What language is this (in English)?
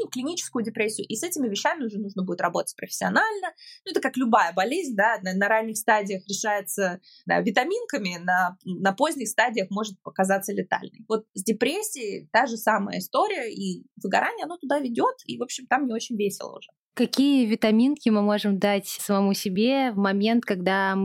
Russian